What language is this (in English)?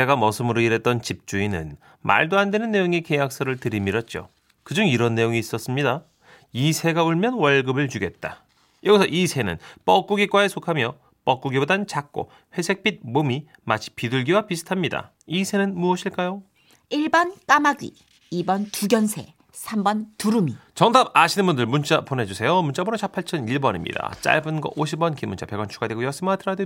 Korean